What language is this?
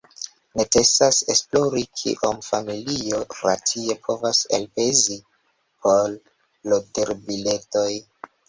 Esperanto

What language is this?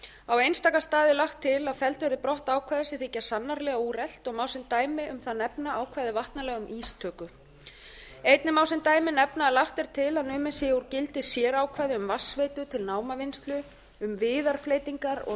Icelandic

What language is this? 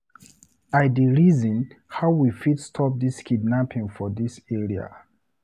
Nigerian Pidgin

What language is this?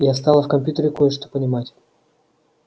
Russian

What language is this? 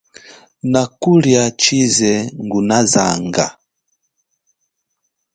Chokwe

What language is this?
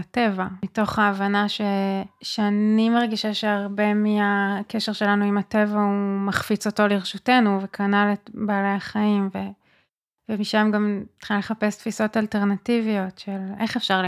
Hebrew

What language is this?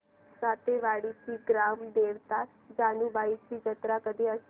Marathi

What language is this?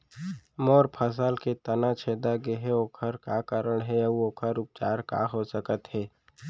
Chhattisgarhi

